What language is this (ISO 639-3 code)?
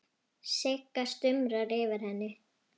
isl